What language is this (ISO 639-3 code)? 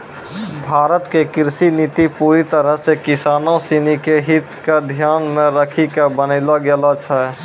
mai